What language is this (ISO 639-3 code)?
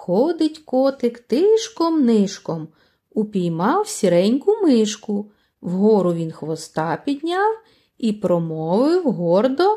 ukr